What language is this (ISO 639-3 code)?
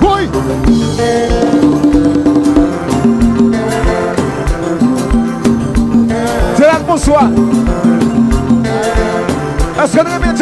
ara